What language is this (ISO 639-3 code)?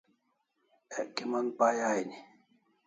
kls